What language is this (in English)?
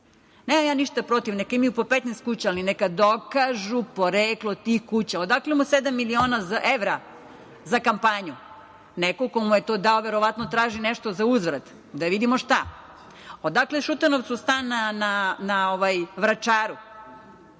Serbian